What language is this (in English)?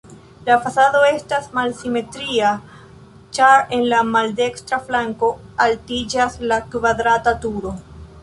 Esperanto